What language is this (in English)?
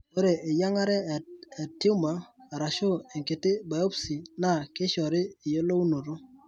Masai